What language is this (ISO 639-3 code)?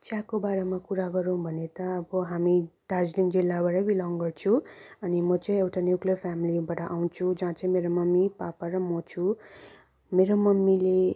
nep